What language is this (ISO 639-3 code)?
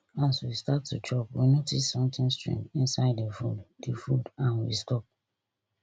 pcm